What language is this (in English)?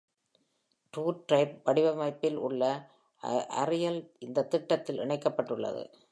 Tamil